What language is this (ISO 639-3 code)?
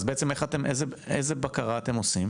heb